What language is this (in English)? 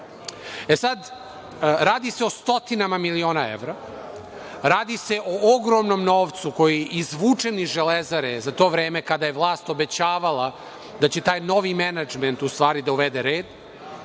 Serbian